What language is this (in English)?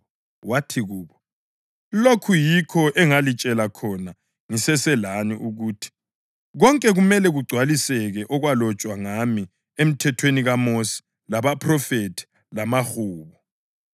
North Ndebele